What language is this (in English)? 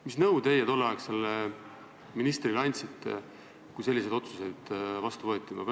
Estonian